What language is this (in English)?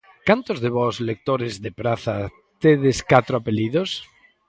Galician